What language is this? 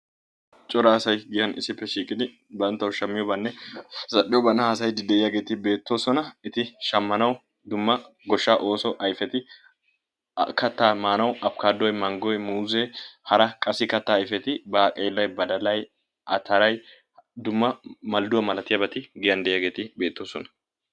Wolaytta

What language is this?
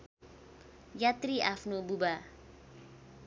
Nepali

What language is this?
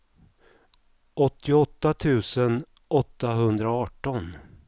Swedish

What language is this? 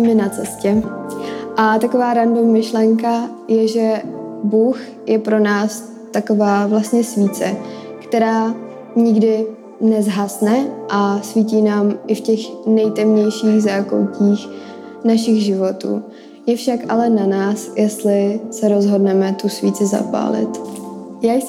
Czech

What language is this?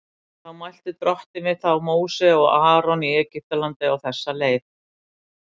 Icelandic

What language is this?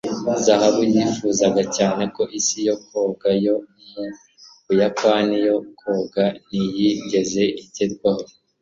Kinyarwanda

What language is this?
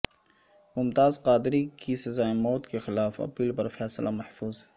Urdu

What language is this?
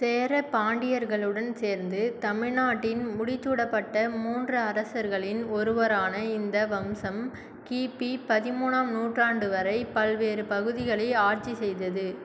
Tamil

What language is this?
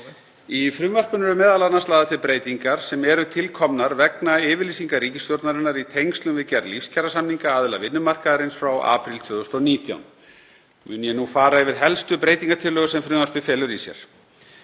Icelandic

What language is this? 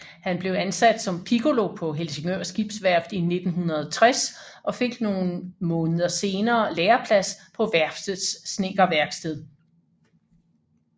Danish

